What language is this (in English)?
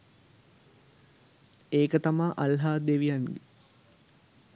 Sinhala